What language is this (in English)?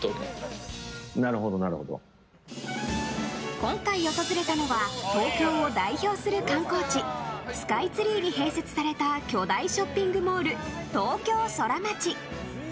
Japanese